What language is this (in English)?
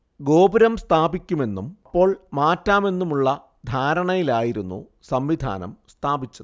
Malayalam